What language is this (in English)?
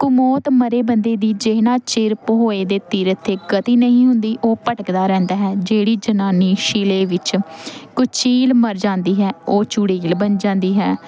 Punjabi